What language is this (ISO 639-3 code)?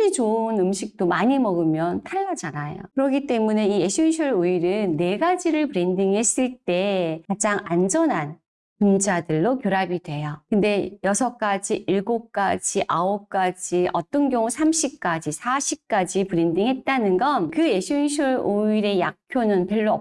kor